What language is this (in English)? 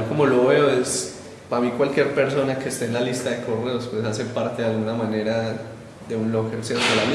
Spanish